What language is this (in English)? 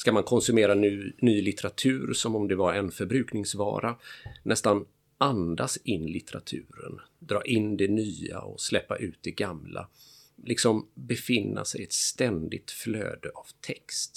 Swedish